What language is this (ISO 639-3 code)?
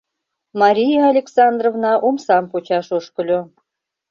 chm